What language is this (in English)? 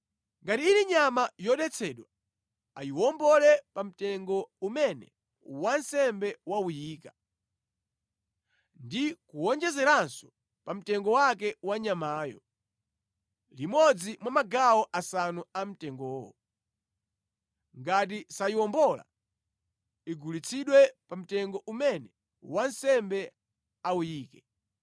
Nyanja